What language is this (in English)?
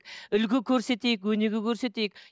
Kazakh